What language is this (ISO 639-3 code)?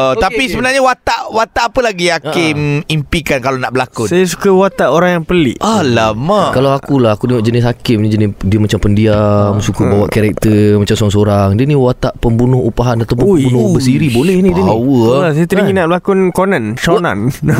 msa